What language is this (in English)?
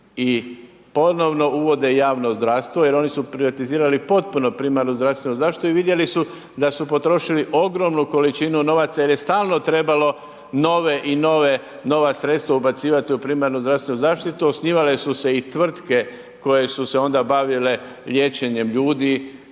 Croatian